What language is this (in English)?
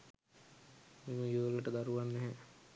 Sinhala